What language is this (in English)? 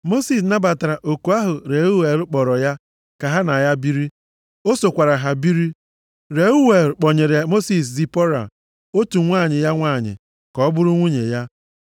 Igbo